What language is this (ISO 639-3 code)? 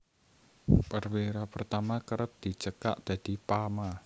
jav